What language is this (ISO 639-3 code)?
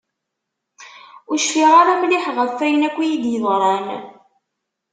kab